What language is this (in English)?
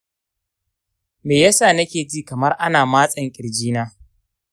Hausa